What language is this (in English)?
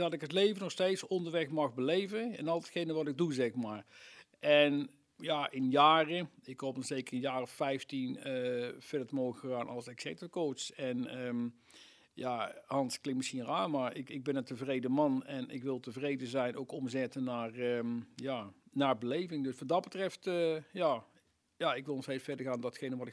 Dutch